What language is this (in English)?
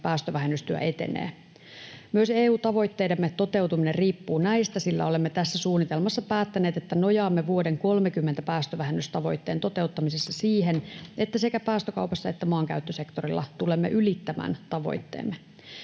Finnish